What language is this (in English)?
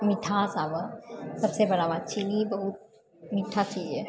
Maithili